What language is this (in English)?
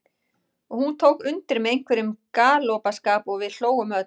Icelandic